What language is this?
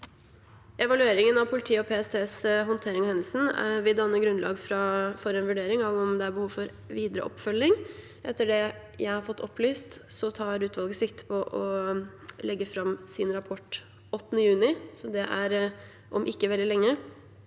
Norwegian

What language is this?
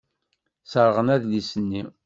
Kabyle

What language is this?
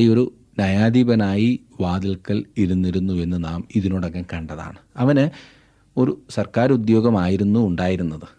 Malayalam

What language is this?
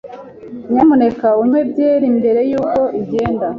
Kinyarwanda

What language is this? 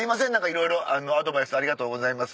Japanese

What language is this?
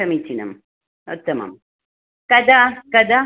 Sanskrit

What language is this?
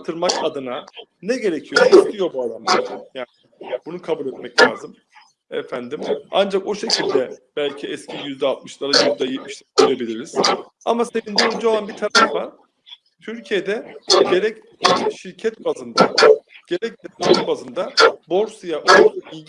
Turkish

